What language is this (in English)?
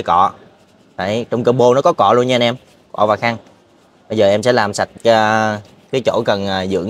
Vietnamese